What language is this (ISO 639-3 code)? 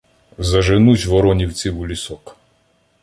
ukr